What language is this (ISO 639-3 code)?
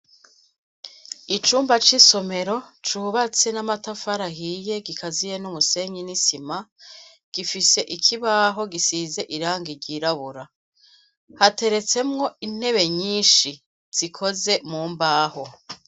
run